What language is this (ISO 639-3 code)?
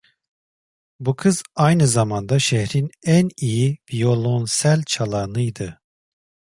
tur